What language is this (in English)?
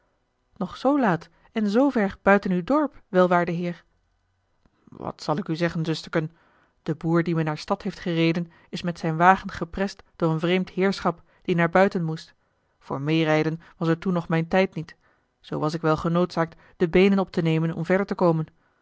Dutch